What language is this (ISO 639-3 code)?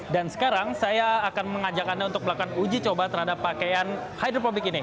ind